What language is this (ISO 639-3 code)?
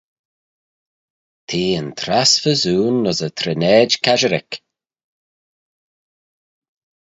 glv